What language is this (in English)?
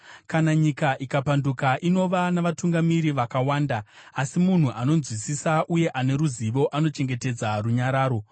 Shona